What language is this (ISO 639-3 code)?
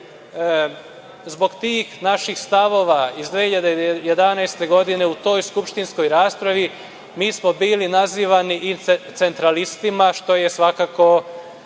srp